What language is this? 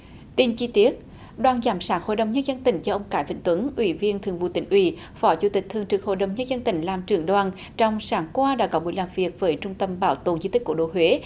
Vietnamese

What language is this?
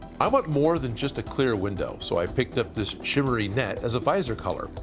English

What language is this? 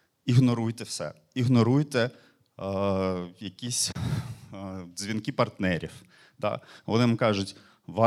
Ukrainian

